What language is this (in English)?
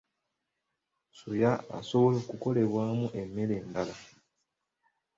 Ganda